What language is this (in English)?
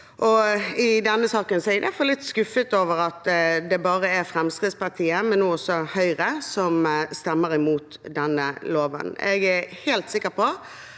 Norwegian